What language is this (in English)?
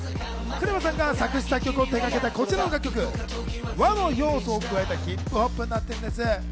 Japanese